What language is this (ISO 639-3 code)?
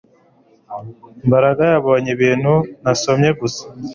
kin